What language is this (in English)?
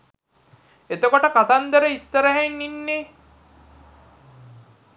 Sinhala